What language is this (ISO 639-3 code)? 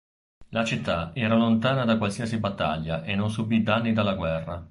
ita